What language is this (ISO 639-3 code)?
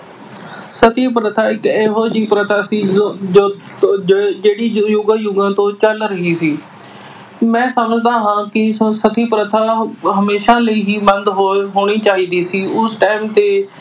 pan